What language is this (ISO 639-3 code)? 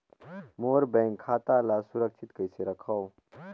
hne